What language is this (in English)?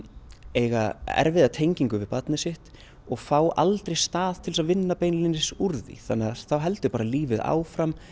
Icelandic